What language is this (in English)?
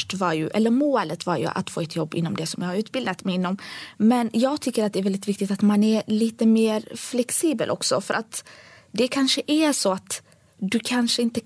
Swedish